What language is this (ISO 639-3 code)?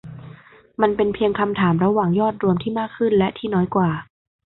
tha